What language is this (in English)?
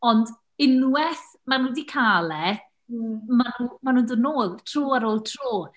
Welsh